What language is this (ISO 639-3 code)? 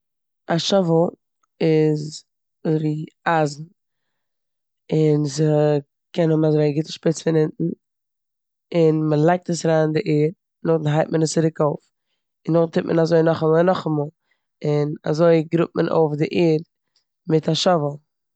yid